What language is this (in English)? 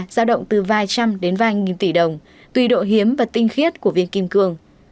Vietnamese